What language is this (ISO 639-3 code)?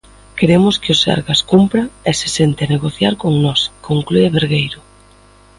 glg